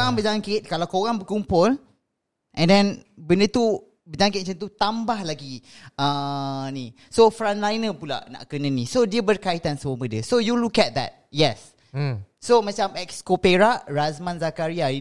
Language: Malay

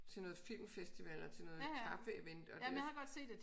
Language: Danish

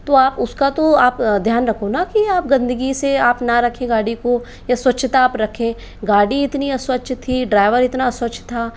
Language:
Hindi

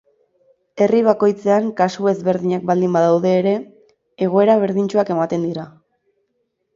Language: Basque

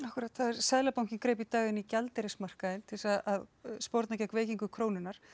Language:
Icelandic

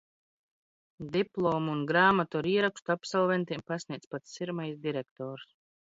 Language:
Latvian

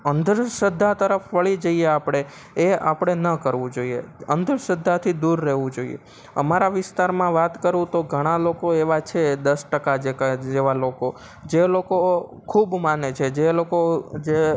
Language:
Gujarati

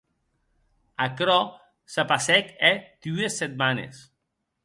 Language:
Occitan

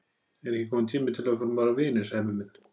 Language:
Icelandic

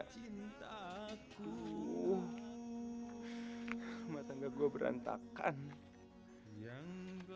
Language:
Indonesian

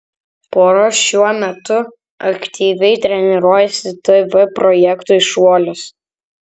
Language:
Lithuanian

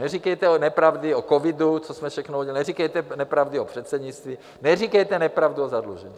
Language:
Czech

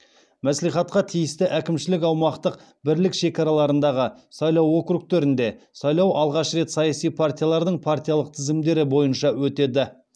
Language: Kazakh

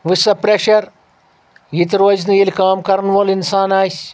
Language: Kashmiri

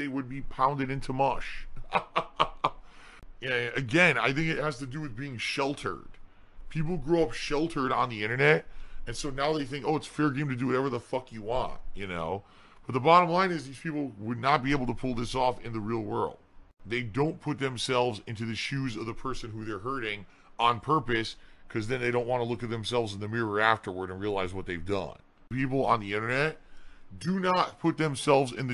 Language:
English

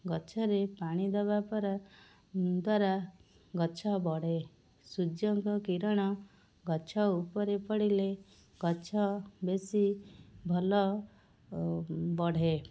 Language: Odia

